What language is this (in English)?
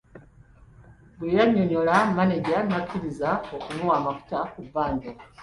Ganda